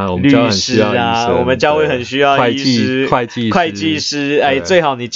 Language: Chinese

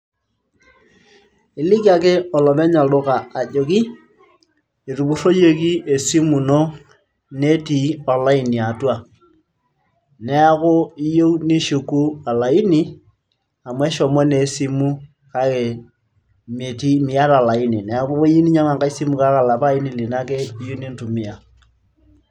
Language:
Masai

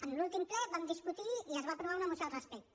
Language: Catalan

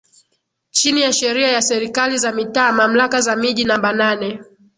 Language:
Swahili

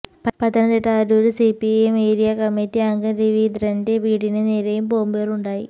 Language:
Malayalam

